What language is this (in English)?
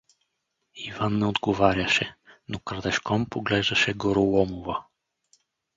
Bulgarian